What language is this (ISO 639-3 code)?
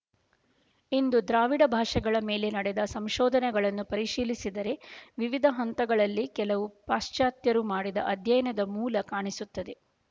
kan